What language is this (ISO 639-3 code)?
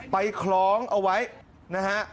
tha